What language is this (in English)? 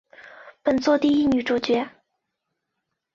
Chinese